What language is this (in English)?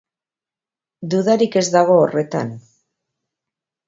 Basque